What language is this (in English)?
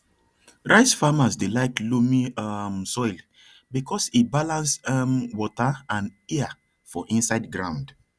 Nigerian Pidgin